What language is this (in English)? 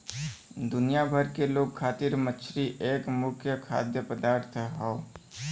Bhojpuri